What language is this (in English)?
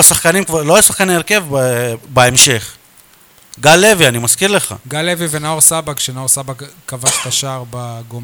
Hebrew